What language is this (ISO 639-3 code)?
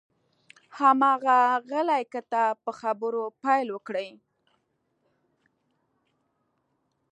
pus